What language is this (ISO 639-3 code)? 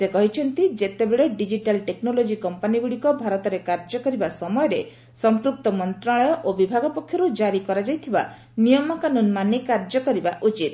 ori